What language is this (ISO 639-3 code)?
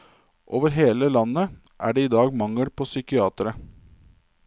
nor